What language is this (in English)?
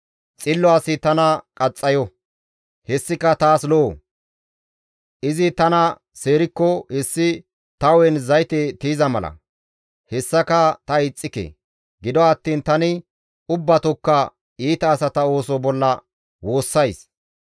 Gamo